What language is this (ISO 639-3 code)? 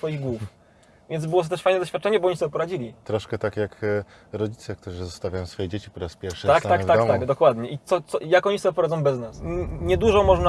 pol